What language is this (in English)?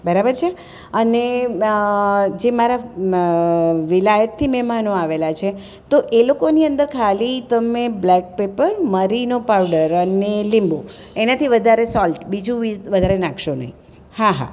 Gujarati